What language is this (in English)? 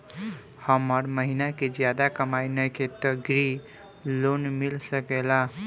Bhojpuri